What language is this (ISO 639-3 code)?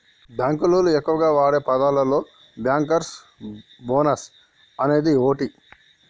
tel